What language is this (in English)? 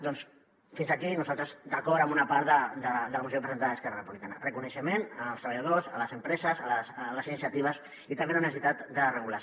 Catalan